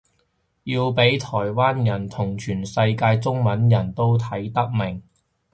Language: Cantonese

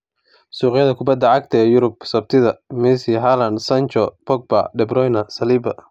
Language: Somali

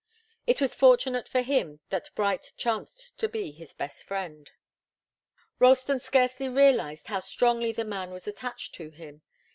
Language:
English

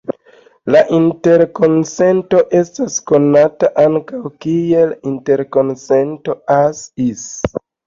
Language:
Esperanto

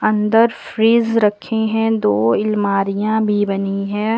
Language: Hindi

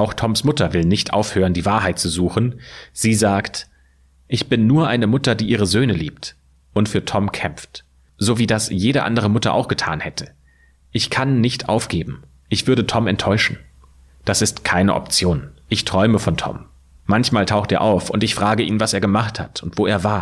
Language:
German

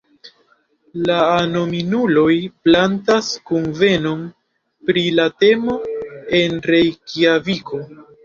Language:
Esperanto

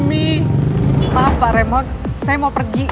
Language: Indonesian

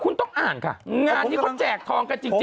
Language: Thai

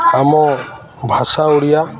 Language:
Odia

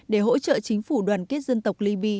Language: Vietnamese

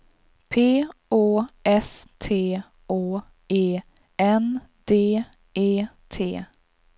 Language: Swedish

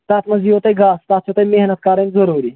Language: Kashmiri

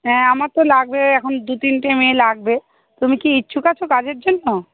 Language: Bangla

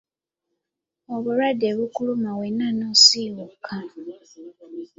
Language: Ganda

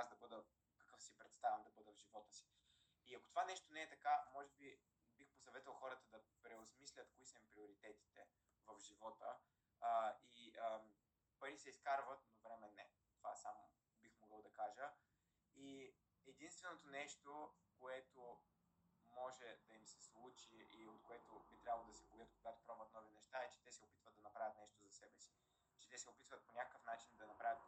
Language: Bulgarian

